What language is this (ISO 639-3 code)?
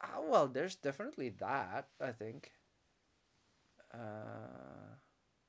ind